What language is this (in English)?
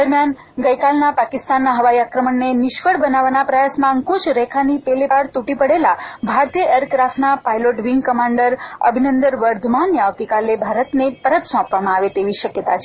Gujarati